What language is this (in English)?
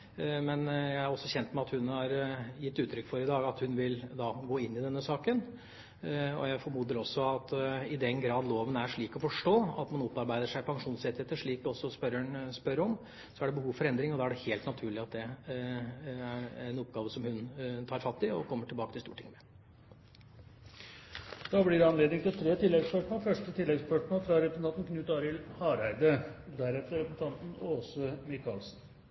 Norwegian